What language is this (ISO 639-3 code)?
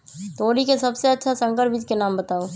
mag